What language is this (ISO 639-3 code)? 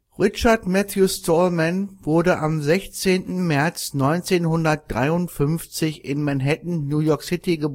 deu